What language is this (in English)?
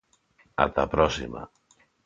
Galician